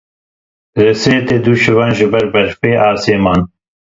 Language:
Kurdish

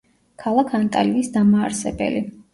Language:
Georgian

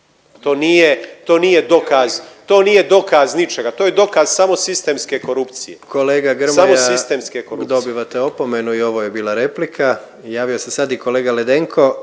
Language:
Croatian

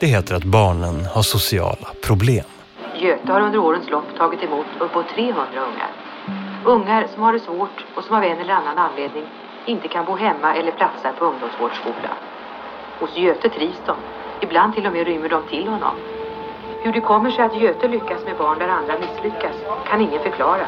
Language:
Swedish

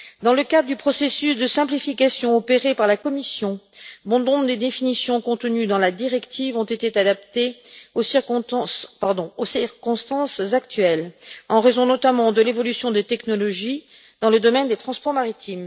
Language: French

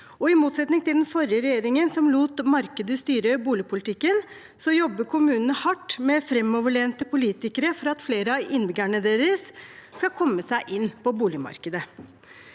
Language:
Norwegian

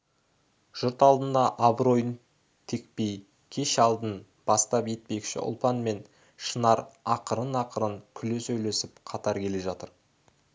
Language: Kazakh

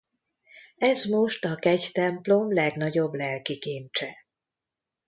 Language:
Hungarian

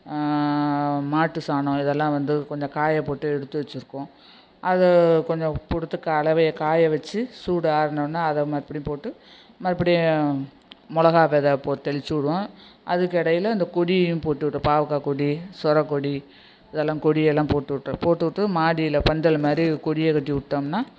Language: Tamil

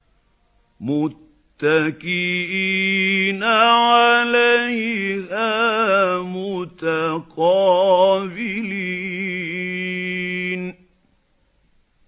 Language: Arabic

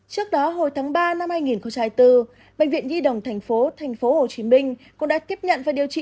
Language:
Vietnamese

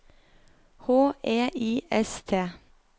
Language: Norwegian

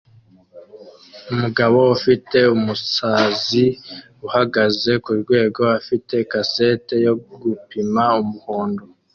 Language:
Kinyarwanda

